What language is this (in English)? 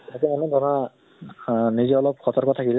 Assamese